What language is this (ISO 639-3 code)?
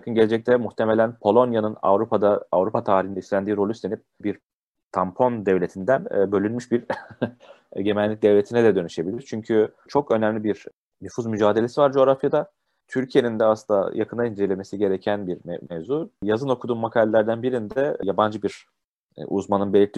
tur